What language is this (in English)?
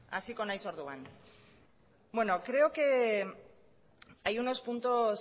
Spanish